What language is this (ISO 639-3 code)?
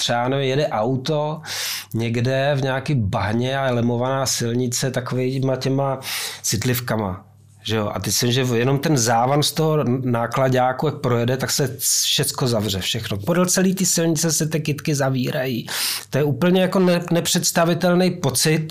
ces